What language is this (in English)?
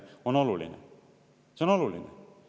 Estonian